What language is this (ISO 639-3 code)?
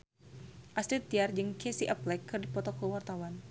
sun